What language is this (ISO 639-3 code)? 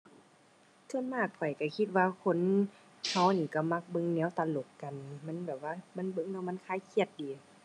tha